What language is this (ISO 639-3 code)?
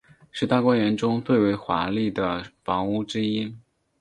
zho